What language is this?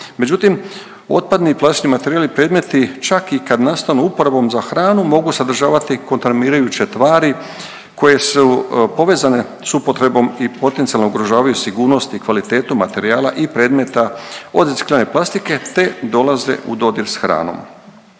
Croatian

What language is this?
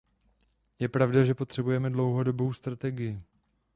Czech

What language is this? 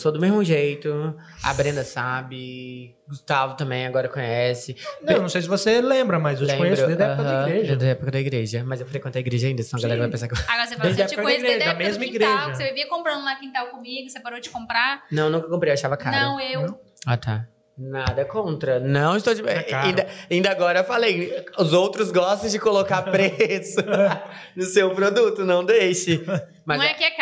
Portuguese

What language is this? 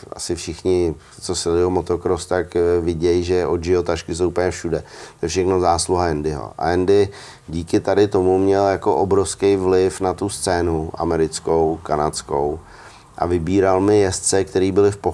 Czech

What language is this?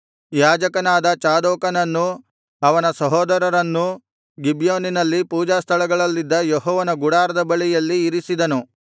Kannada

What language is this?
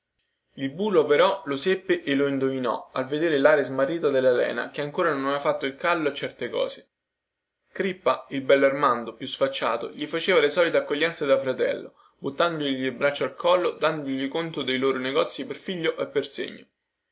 Italian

